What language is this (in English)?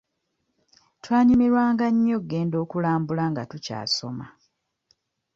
Ganda